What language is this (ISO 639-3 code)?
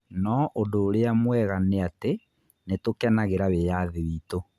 kik